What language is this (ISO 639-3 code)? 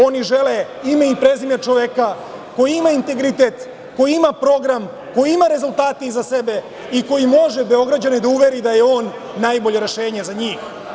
srp